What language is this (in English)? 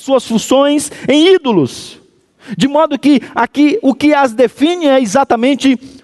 Portuguese